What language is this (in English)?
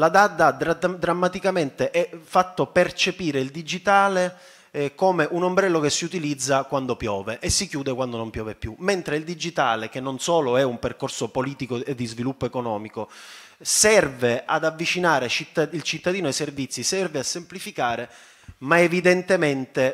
Italian